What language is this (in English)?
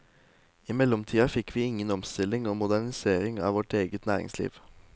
Norwegian